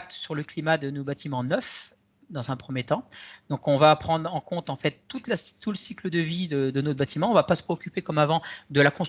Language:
French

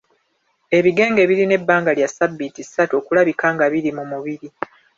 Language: Ganda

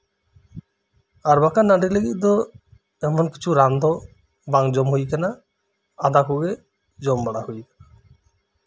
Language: Santali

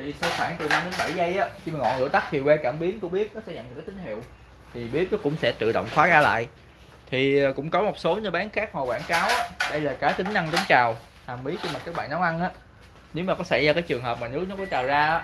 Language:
Vietnamese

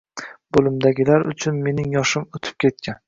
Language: Uzbek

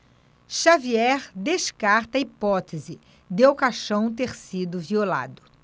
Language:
Portuguese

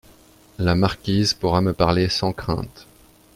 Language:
French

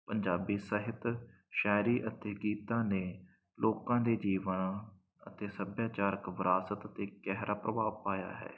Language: Punjabi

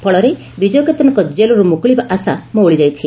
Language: Odia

